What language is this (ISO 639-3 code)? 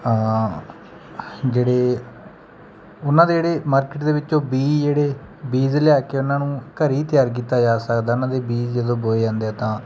pan